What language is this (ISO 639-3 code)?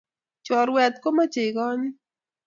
kln